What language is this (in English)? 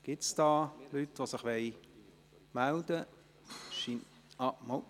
Swiss German